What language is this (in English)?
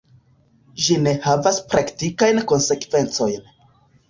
Esperanto